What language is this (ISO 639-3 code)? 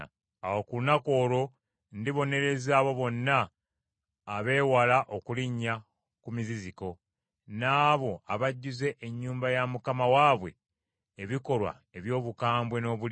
lug